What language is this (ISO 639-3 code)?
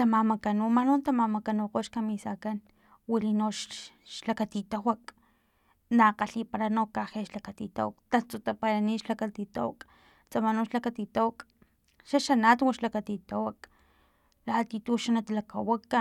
tlp